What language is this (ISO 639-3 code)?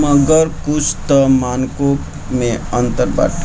bho